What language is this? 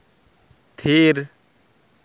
Santali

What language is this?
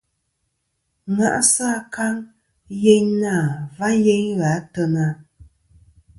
Kom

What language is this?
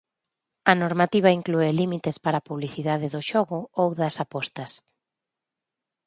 Galician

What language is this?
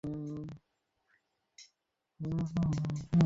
Bangla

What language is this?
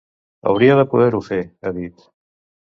Catalan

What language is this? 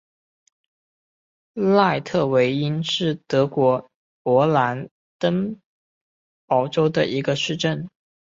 Chinese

